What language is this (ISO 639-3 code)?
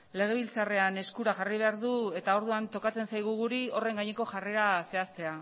eus